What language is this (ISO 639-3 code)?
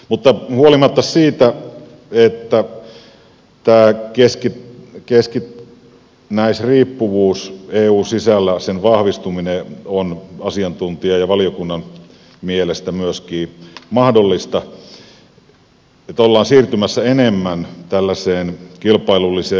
fin